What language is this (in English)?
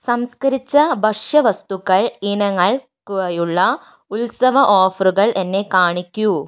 Malayalam